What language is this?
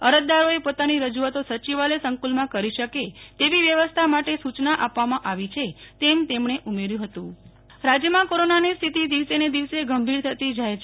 Gujarati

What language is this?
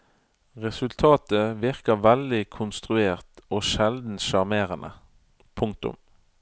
Norwegian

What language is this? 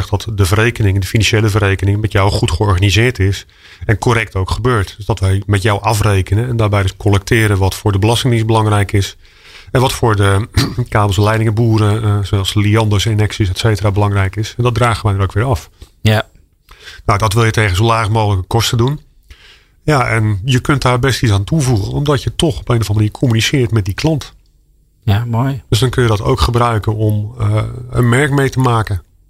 Dutch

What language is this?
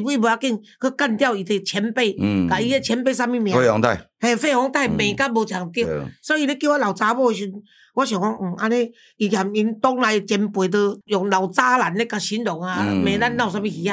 Chinese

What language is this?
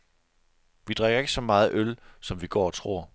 Danish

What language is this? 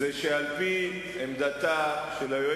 Hebrew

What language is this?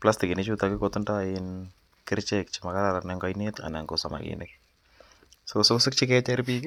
Kalenjin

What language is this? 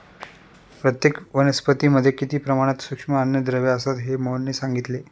Marathi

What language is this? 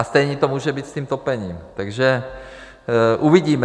Czech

